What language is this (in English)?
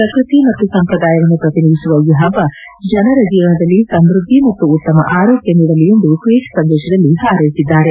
Kannada